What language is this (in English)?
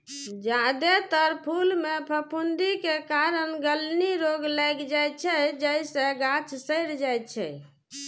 Maithili